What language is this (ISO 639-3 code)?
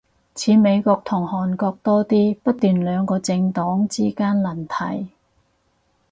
yue